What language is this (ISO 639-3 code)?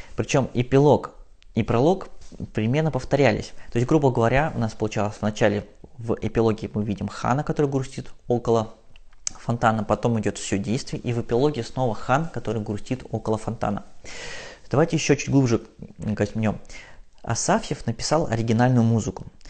rus